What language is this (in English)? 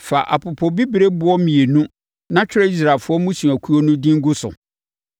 Akan